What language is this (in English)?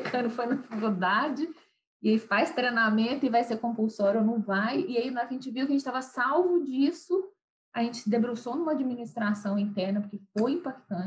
Portuguese